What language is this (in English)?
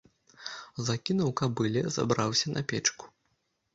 Belarusian